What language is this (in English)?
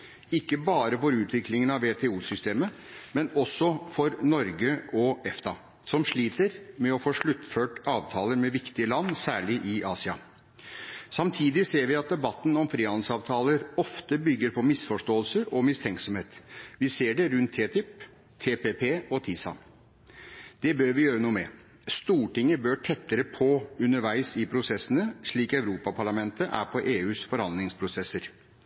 Norwegian Bokmål